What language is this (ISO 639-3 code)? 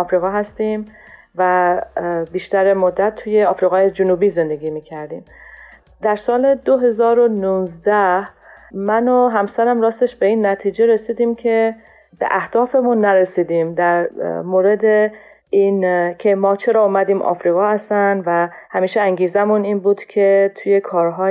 fas